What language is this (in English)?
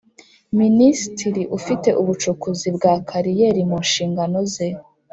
Kinyarwanda